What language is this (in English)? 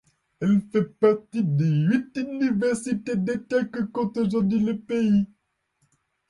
French